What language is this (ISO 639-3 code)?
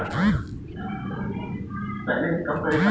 hne